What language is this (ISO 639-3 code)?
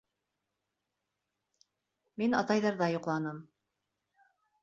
bak